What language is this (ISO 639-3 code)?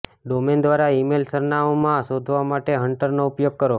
guj